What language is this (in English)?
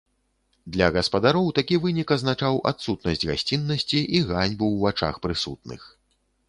Belarusian